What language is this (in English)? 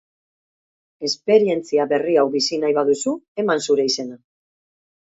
Basque